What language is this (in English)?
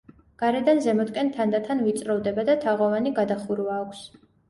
Georgian